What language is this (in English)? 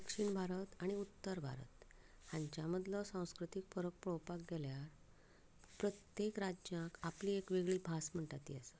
Konkani